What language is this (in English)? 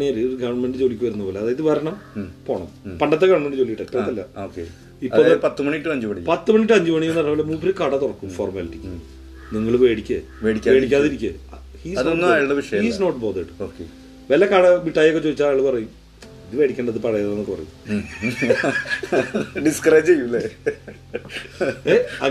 Malayalam